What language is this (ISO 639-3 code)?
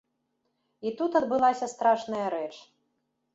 bel